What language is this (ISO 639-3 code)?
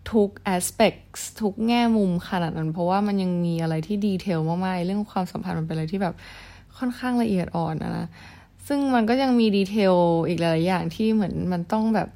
tha